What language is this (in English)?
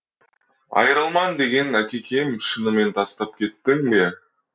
Kazakh